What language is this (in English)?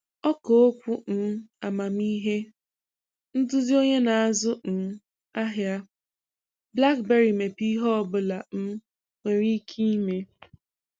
Igbo